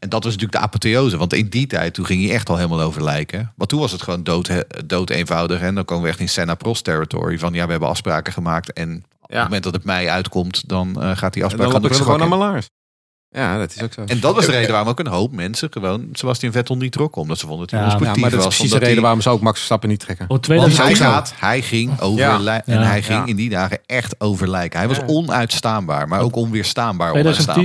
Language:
Dutch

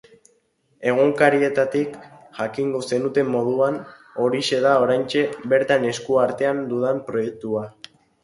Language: Basque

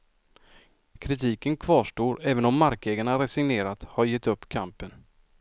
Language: Swedish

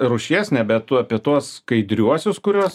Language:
Lithuanian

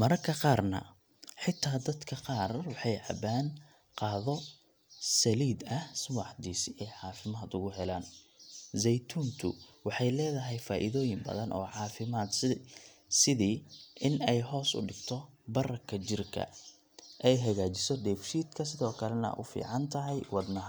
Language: Somali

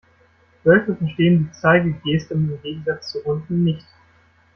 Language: German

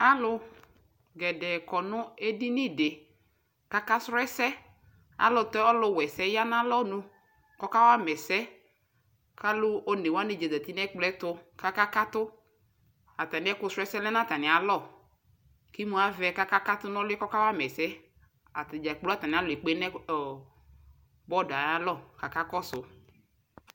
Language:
Ikposo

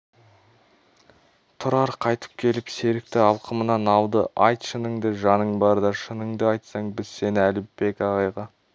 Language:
Kazakh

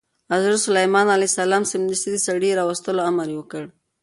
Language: Pashto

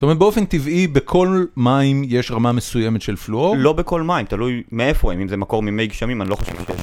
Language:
Hebrew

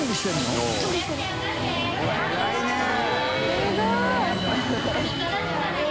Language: Japanese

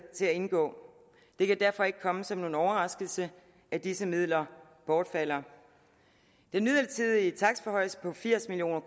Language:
Danish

